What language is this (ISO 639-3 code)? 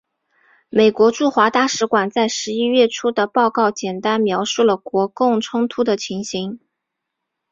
zho